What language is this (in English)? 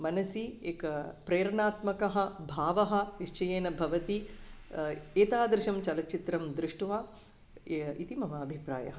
Sanskrit